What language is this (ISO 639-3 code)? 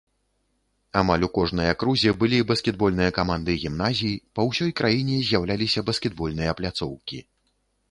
bel